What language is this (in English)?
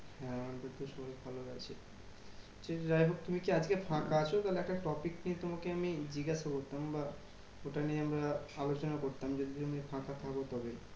Bangla